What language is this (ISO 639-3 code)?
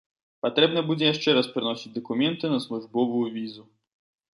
bel